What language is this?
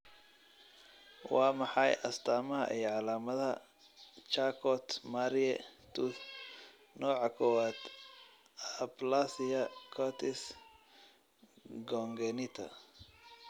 Somali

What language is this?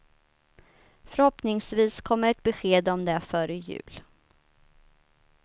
Swedish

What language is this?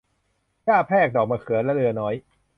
Thai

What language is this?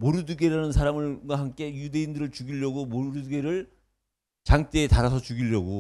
Korean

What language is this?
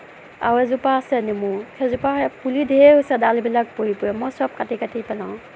Assamese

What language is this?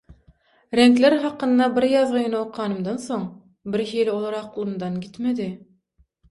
Turkmen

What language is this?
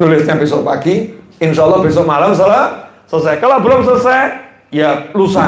Indonesian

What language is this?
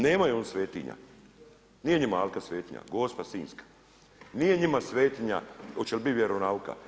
Croatian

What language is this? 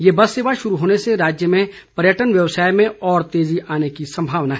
Hindi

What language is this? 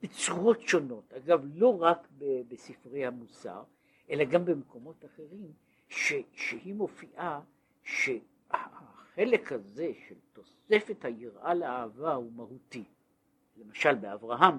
Hebrew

